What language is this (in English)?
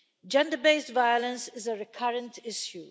English